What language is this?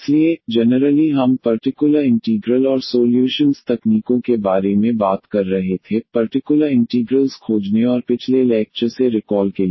Hindi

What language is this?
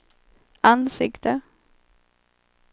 Swedish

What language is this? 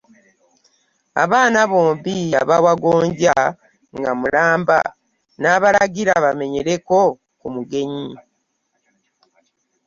Ganda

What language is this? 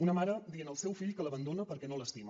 Catalan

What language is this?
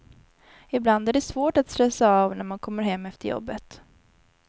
Swedish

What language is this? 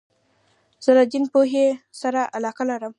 Pashto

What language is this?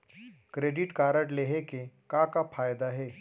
Chhattisgarhi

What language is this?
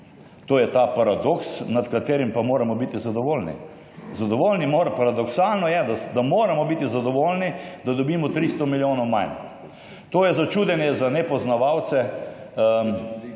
Slovenian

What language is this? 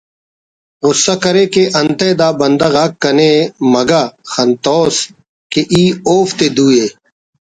Brahui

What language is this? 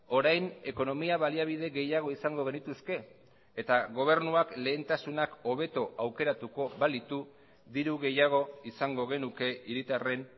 Basque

